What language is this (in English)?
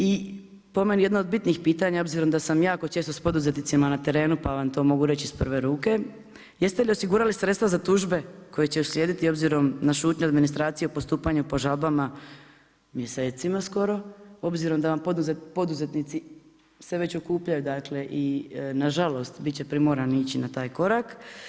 Croatian